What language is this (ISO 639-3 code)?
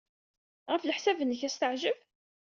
kab